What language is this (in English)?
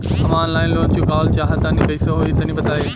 Bhojpuri